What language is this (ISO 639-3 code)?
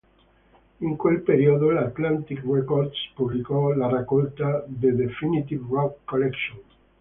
ita